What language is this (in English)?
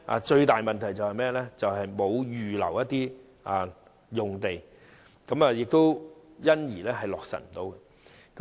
Cantonese